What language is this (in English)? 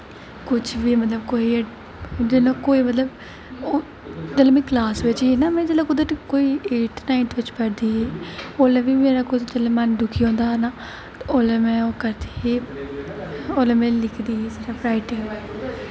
Dogri